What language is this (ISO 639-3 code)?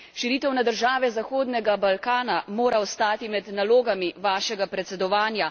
slv